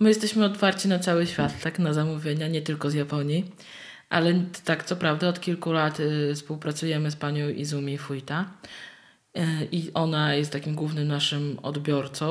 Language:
Polish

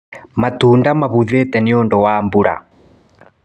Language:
Kikuyu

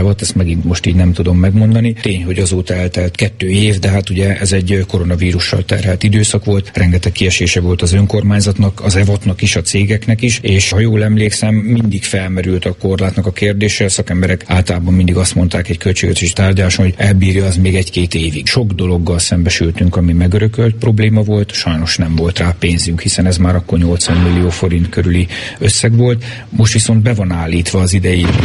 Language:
Hungarian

